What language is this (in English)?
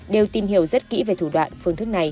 Vietnamese